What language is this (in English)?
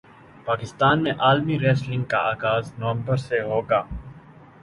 Urdu